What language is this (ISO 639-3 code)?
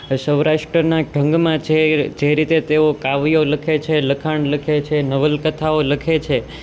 guj